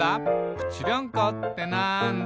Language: Japanese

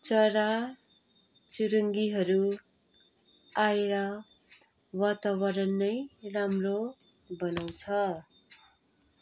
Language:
Nepali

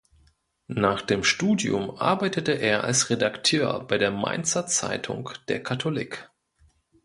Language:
German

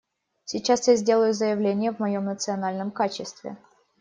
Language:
Russian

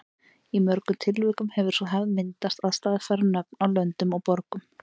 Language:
Icelandic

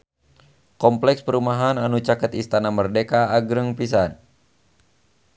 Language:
Sundanese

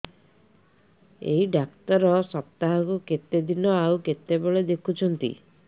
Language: Odia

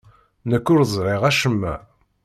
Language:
Kabyle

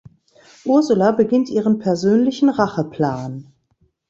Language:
German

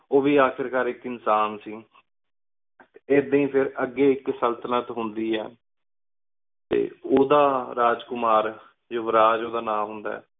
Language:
Punjabi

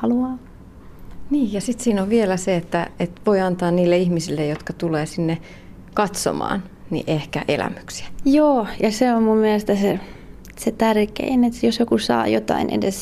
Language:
Finnish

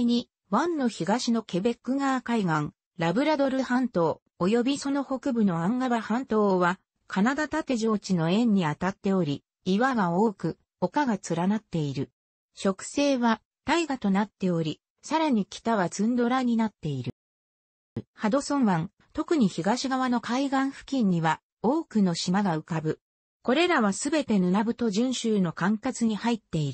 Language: Japanese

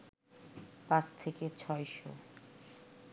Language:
Bangla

